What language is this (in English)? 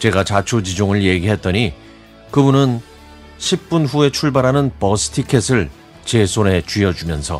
Korean